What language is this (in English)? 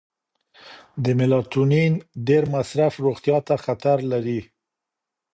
Pashto